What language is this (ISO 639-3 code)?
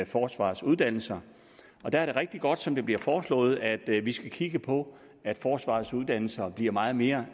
dan